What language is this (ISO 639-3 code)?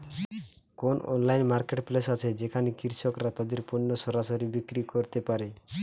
ben